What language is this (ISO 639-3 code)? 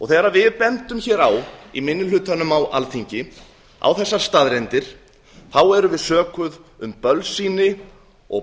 isl